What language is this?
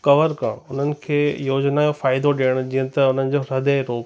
Sindhi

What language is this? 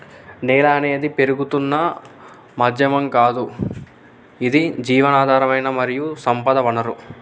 Telugu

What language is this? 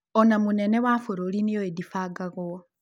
Kikuyu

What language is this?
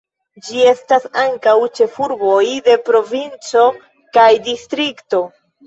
Esperanto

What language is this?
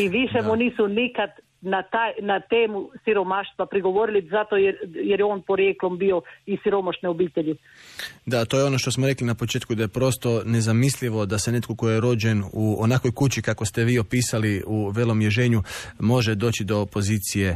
Croatian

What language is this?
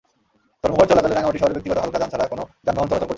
Bangla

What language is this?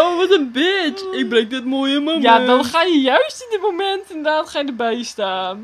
Dutch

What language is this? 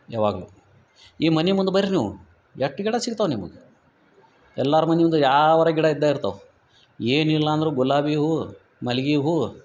Kannada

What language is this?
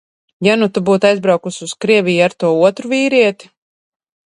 Latvian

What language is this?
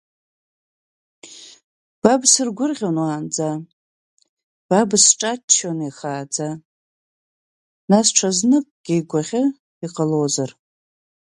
Abkhazian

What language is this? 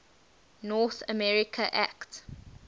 English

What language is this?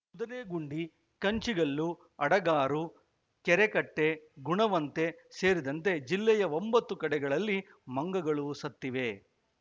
Kannada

